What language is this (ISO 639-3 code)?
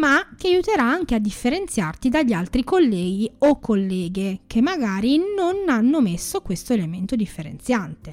ita